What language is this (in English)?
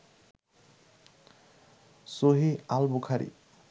Bangla